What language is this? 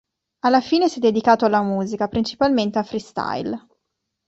Italian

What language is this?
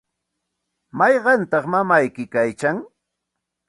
Santa Ana de Tusi Pasco Quechua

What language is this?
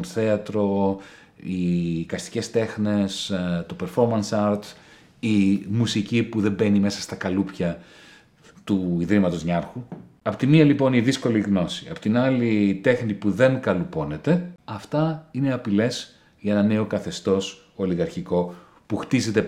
Greek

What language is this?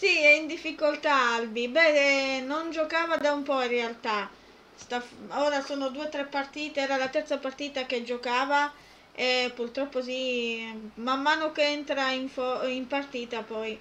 Italian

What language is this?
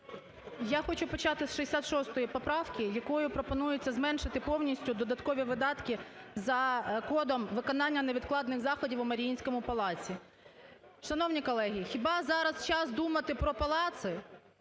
Ukrainian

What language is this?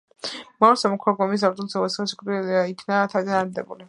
Georgian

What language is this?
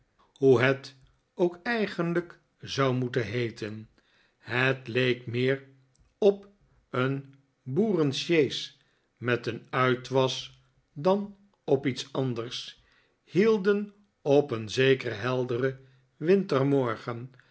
Dutch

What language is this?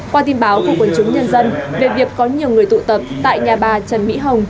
Vietnamese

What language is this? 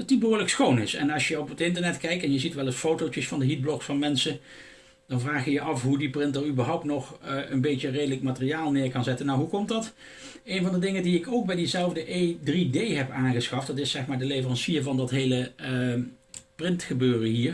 Dutch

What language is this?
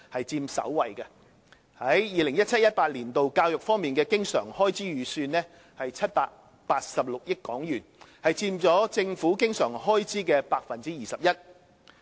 Cantonese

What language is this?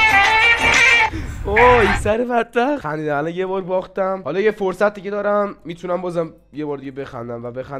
Persian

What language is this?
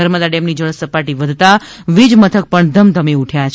Gujarati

